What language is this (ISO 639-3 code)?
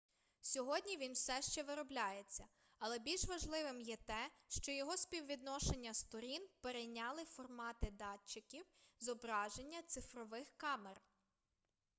ukr